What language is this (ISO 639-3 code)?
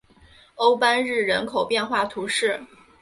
zho